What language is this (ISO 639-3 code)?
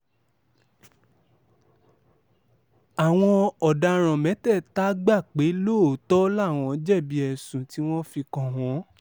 yor